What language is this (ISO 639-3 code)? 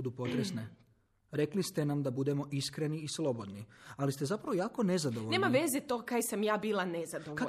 hrv